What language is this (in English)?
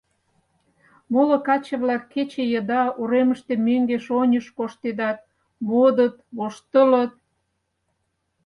Mari